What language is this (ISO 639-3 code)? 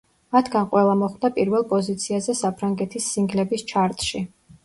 kat